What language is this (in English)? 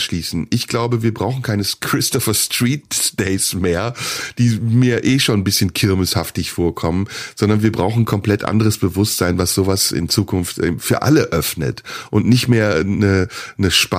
German